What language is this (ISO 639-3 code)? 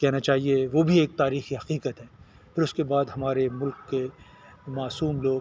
urd